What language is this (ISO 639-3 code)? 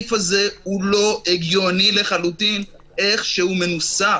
heb